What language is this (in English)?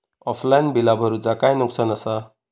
Marathi